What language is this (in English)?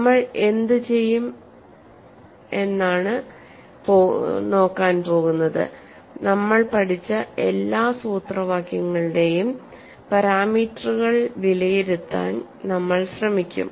Malayalam